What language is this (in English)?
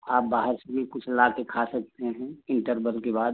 Hindi